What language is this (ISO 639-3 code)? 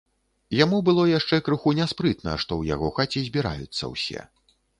bel